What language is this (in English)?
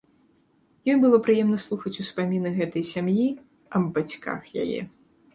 Belarusian